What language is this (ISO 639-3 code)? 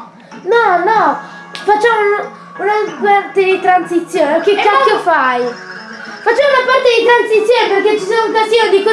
ita